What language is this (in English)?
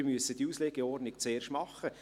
Swiss German